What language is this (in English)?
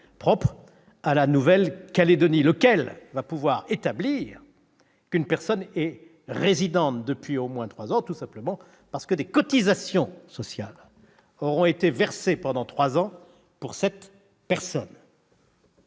French